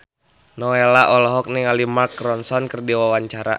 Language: Sundanese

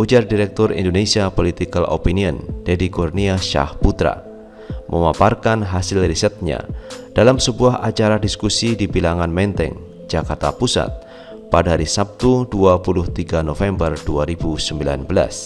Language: Indonesian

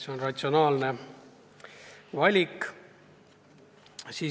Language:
Estonian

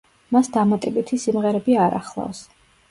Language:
Georgian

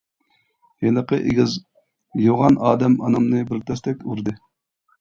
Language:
Uyghur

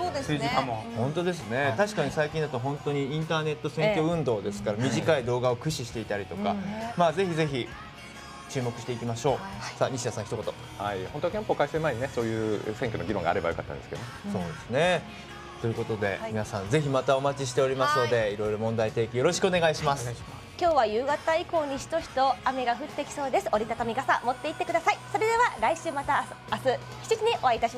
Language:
Japanese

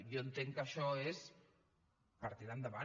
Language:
Catalan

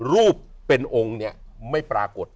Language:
Thai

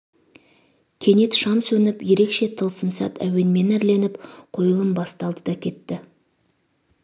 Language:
Kazakh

